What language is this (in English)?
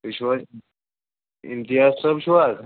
Kashmiri